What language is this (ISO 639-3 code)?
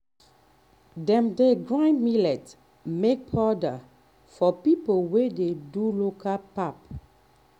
pcm